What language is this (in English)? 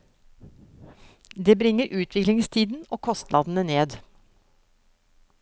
Norwegian